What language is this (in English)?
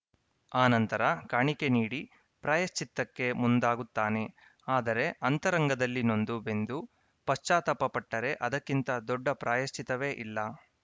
Kannada